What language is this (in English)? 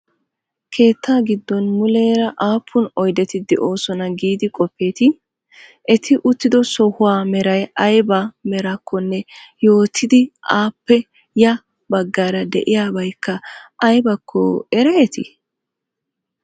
Wolaytta